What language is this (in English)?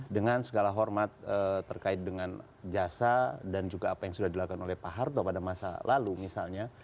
Indonesian